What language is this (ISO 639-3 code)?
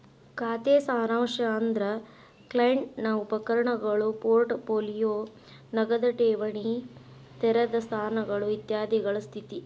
kan